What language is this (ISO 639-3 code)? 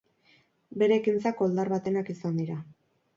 eus